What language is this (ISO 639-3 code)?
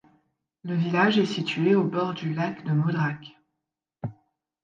fra